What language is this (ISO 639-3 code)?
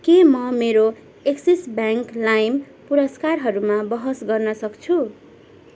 nep